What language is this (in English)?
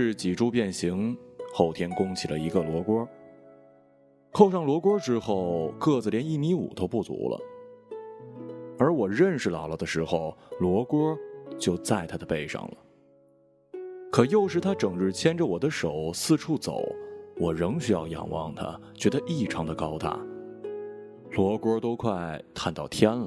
Chinese